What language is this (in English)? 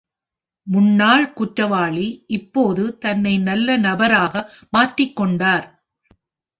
Tamil